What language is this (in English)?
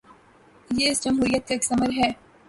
Urdu